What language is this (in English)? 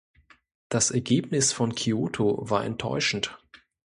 German